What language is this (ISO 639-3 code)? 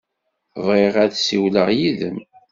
kab